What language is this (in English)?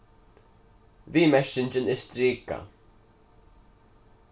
Faroese